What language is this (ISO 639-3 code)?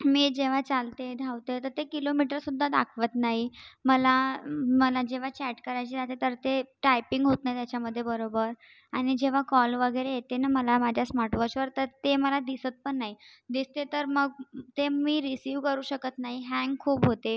mar